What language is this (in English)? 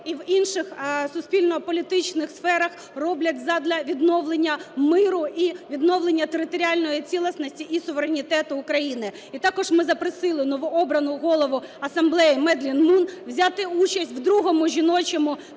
Ukrainian